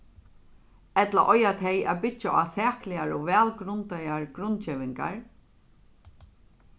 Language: Faroese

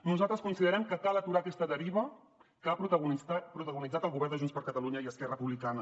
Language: Catalan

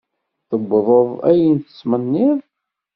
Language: Kabyle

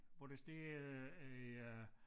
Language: Danish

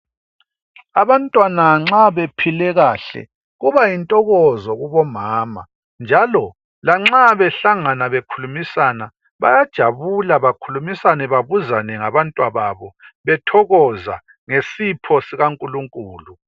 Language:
North Ndebele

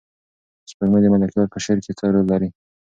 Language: Pashto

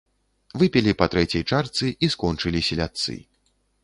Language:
Belarusian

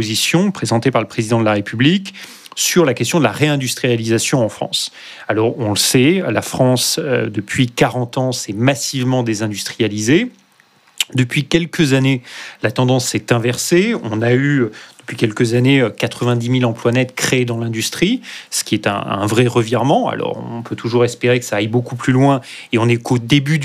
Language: French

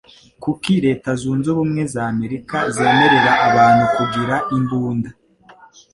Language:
Kinyarwanda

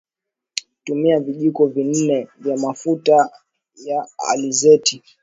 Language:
Swahili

